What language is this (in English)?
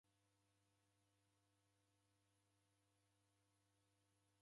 Taita